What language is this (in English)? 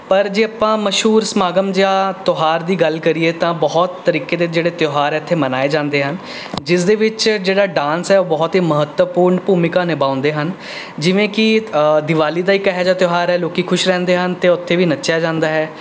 Punjabi